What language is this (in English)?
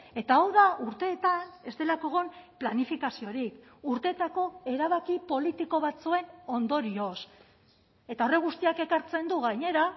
Basque